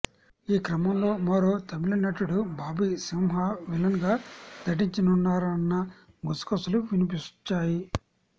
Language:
Telugu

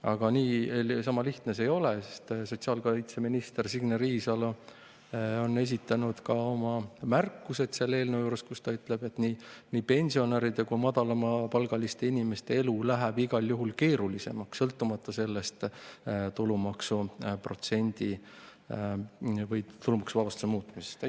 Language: Estonian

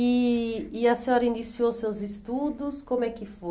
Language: Portuguese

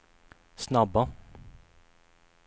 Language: Swedish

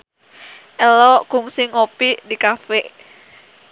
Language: Sundanese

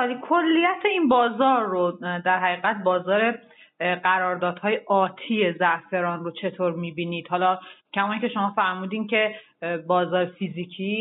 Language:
Persian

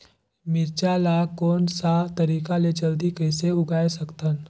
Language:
Chhattisgarhi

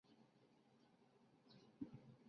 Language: Chinese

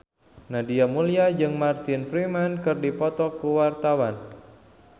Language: Sundanese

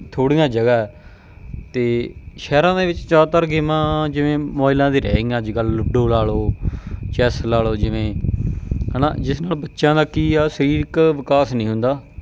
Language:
Punjabi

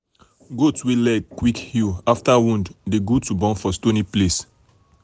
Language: Nigerian Pidgin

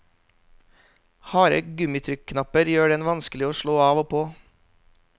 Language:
Norwegian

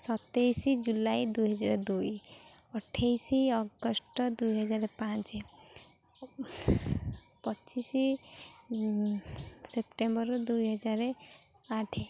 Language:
Odia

